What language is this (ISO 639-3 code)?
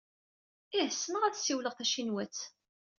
kab